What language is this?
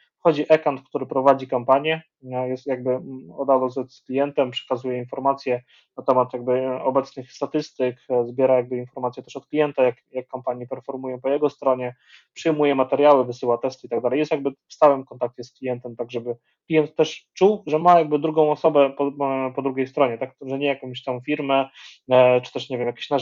Polish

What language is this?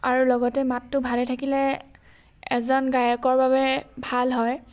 Assamese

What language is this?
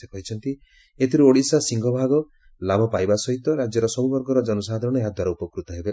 Odia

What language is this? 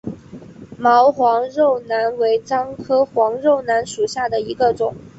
Chinese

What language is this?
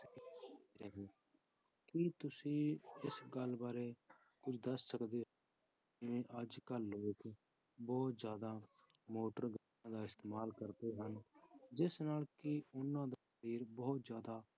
Punjabi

